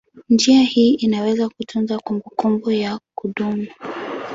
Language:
Swahili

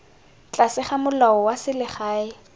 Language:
Tswana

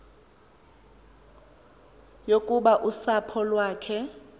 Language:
Xhosa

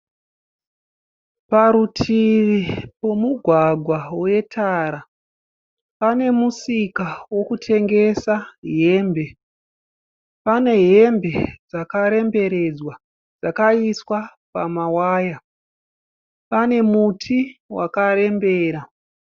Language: Shona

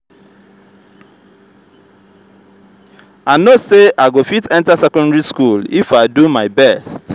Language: Nigerian Pidgin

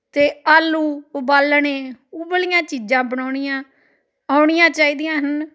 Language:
Punjabi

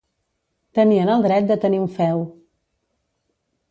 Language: Catalan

